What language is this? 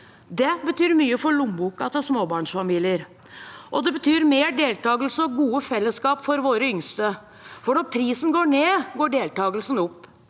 Norwegian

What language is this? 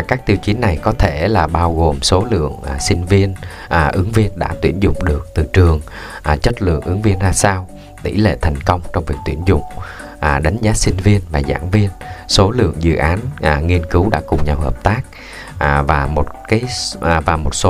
Vietnamese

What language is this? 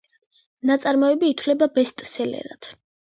Georgian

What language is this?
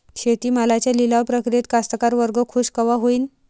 Marathi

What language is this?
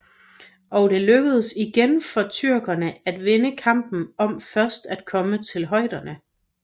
Danish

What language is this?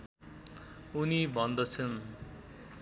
Nepali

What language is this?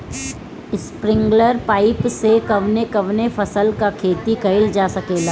Bhojpuri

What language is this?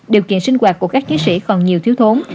Vietnamese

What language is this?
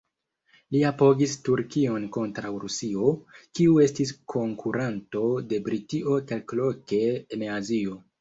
Esperanto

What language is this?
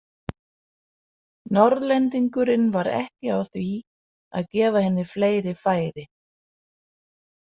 Icelandic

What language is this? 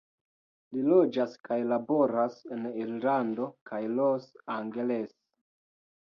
Esperanto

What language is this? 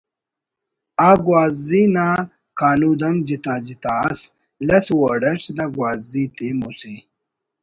Brahui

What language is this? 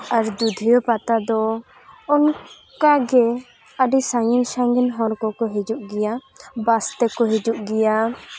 Santali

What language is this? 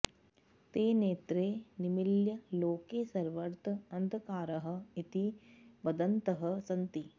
Sanskrit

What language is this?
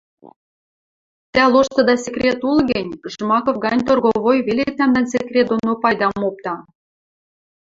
Western Mari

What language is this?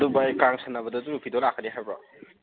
Manipuri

